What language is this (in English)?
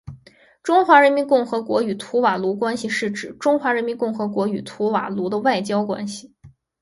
Chinese